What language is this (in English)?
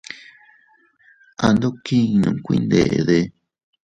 Teutila Cuicatec